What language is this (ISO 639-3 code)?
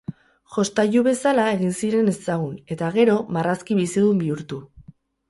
eus